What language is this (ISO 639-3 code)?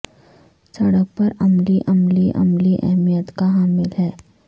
urd